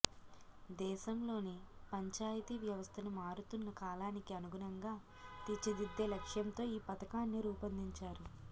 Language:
Telugu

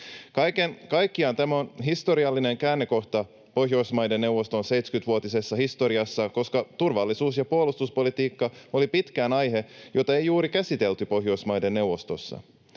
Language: Finnish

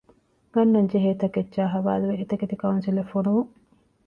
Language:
Divehi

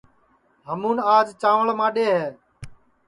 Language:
Sansi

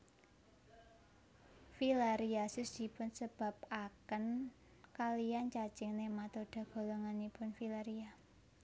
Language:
Javanese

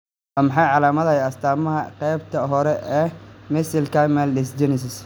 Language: Somali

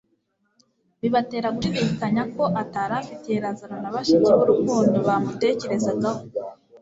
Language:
Kinyarwanda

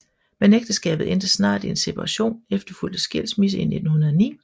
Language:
Danish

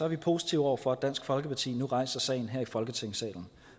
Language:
Danish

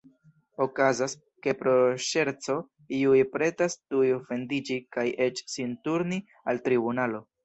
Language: Esperanto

